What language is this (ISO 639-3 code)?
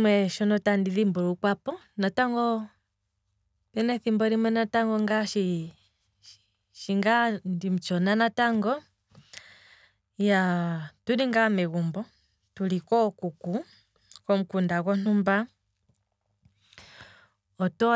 kwm